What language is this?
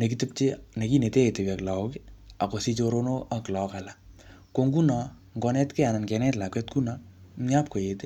Kalenjin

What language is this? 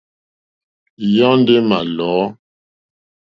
Mokpwe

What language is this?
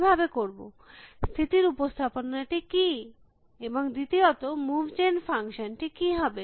Bangla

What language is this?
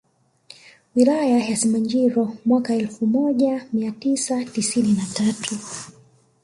Swahili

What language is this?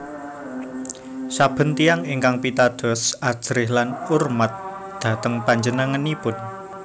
Javanese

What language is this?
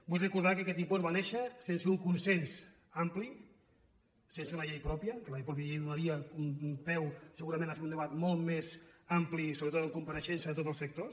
Catalan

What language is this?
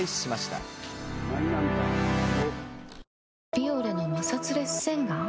Japanese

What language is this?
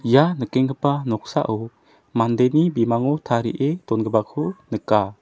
Garo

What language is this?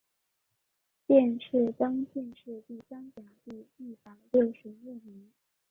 Chinese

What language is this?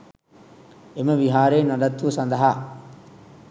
Sinhala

